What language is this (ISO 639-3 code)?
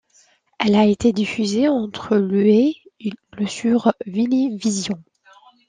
fra